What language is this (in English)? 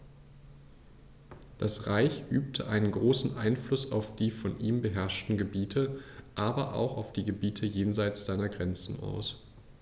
German